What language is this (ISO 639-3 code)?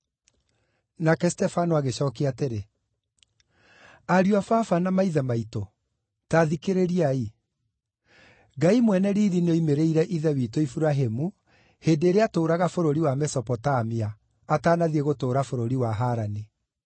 kik